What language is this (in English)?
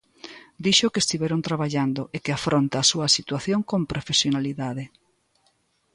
Galician